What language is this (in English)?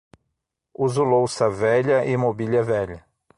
Portuguese